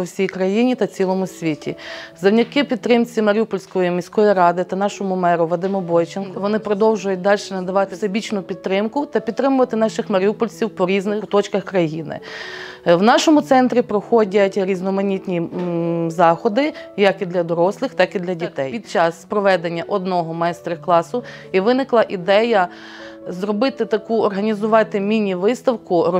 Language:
Ukrainian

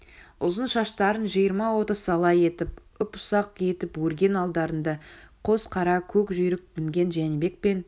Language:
Kazakh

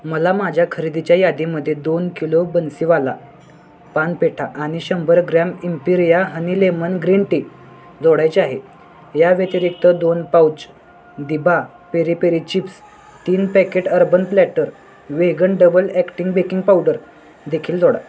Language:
Marathi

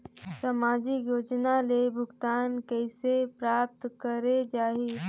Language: Chhattisgarhi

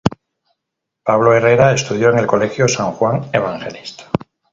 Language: Spanish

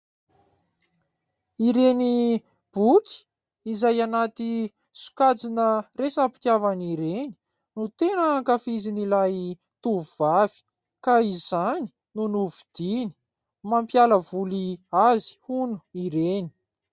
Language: Malagasy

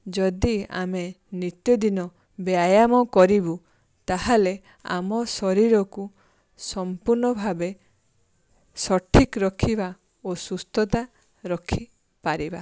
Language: Odia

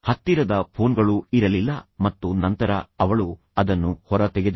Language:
Kannada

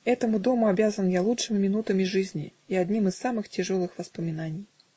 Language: Russian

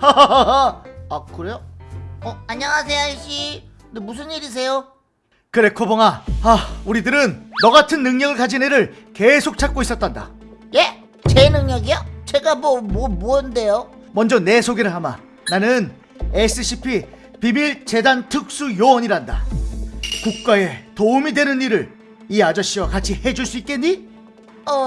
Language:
Korean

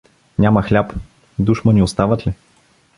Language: Bulgarian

